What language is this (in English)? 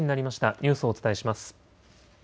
Japanese